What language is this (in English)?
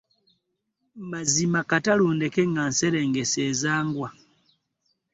Ganda